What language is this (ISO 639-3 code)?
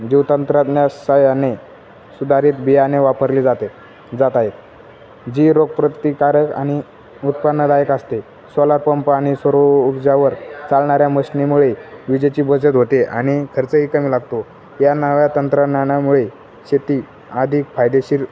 mar